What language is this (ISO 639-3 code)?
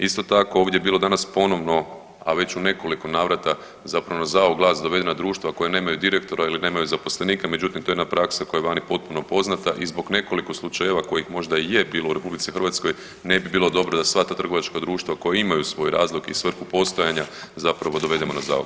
hrv